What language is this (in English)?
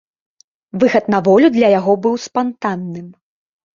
Belarusian